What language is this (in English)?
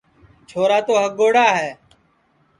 Sansi